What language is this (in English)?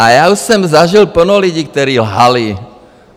Czech